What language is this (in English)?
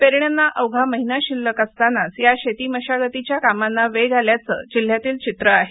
Marathi